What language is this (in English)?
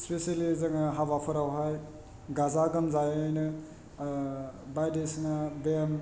Bodo